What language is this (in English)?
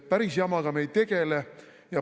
Estonian